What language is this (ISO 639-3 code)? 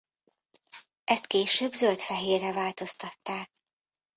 hun